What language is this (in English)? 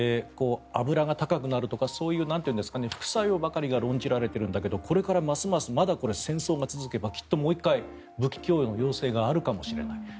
Japanese